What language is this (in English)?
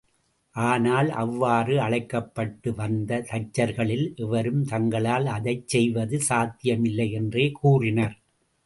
Tamil